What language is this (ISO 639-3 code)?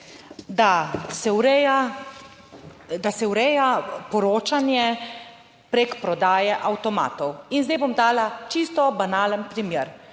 slv